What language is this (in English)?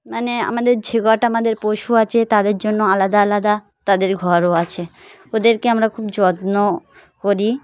Bangla